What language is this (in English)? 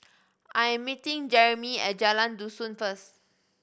English